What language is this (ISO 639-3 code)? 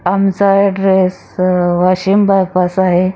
mar